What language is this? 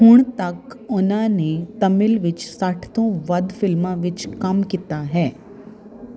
Punjabi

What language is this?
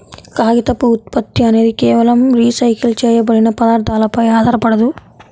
Telugu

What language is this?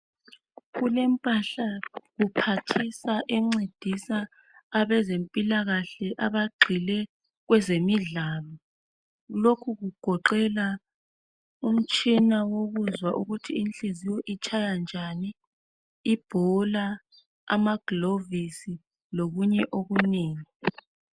North Ndebele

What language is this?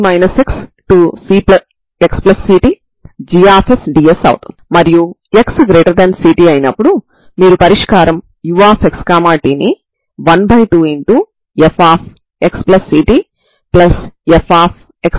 Telugu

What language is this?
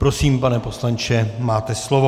Czech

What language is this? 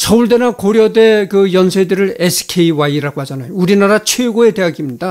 Korean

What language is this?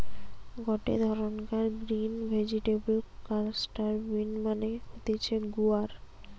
Bangla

